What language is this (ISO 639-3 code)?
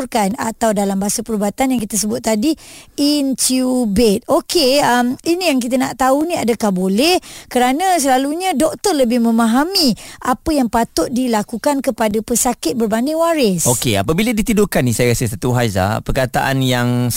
msa